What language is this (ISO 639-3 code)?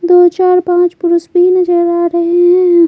hin